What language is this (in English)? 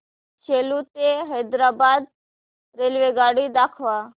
Marathi